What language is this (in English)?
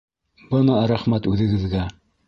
Bashkir